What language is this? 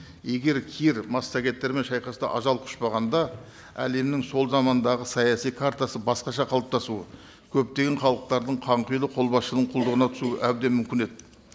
Kazakh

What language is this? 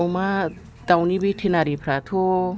Bodo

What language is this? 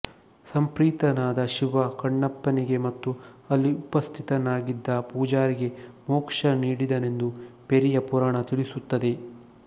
Kannada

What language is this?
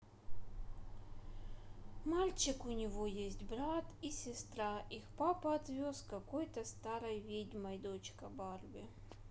Russian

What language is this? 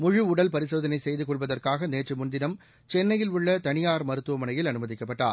Tamil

